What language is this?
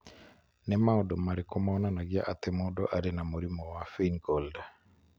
Kikuyu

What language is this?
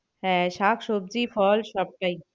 Bangla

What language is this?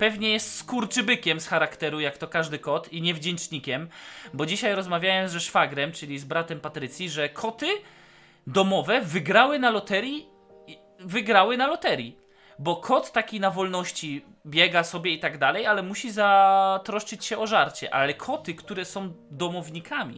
Polish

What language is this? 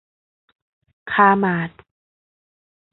Thai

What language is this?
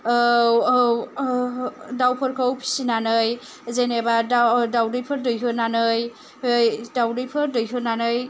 Bodo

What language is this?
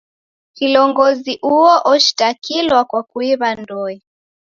Taita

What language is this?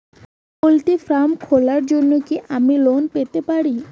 Bangla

